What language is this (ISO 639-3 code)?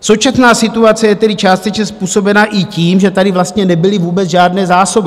ces